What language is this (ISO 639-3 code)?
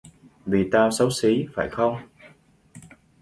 vie